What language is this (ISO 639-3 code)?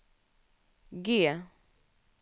swe